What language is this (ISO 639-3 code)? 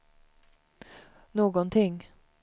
swe